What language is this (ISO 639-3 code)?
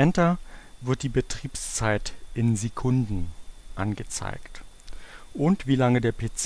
deu